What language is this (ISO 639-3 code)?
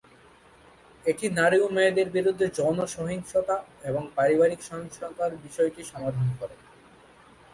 ben